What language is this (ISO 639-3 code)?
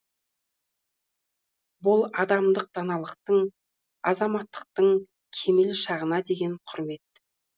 kaz